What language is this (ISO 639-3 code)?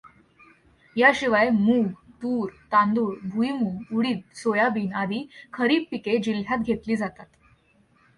mar